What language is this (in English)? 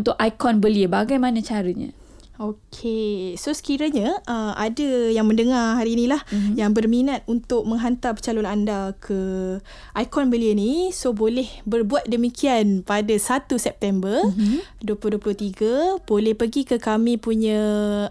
Malay